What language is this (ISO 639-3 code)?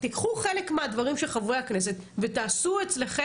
heb